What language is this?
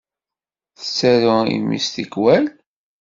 Kabyle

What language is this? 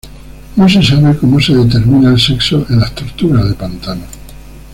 Spanish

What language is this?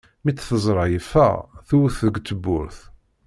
Kabyle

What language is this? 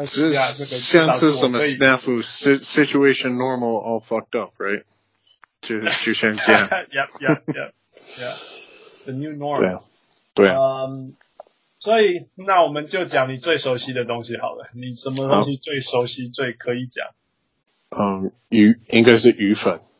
Chinese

